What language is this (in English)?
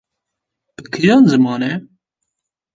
Kurdish